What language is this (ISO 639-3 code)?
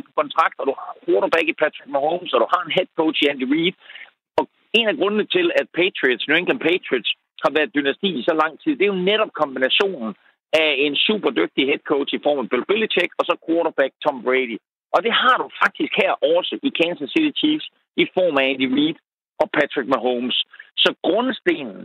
dan